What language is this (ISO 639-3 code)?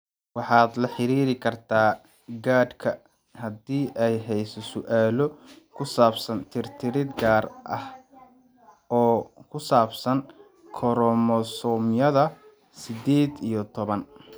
som